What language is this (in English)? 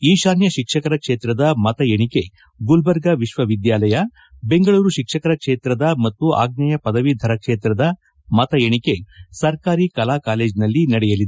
Kannada